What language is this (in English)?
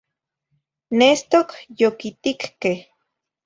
Zacatlán-Ahuacatlán-Tepetzintla Nahuatl